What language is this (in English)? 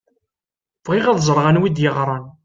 Kabyle